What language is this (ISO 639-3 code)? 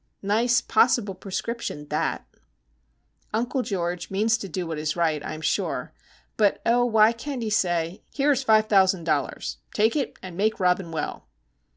eng